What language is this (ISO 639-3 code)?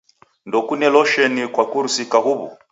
dav